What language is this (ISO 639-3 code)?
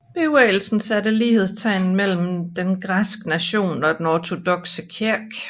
dan